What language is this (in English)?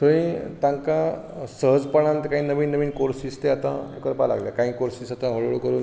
Konkani